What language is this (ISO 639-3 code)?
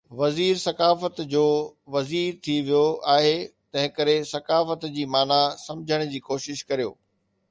snd